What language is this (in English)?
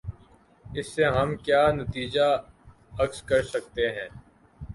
Urdu